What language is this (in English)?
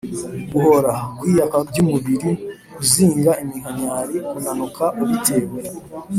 Kinyarwanda